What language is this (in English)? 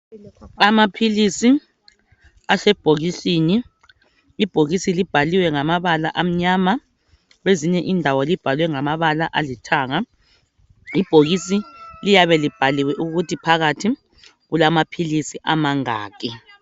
North Ndebele